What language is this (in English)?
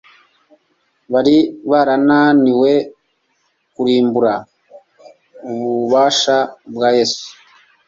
Kinyarwanda